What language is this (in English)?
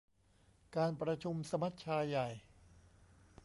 Thai